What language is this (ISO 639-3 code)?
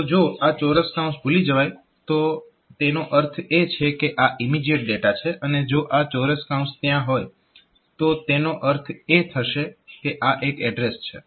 guj